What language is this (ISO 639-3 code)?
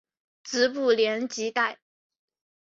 zho